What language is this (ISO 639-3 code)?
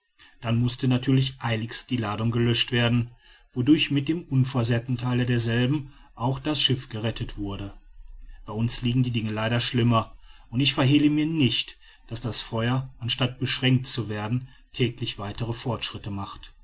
deu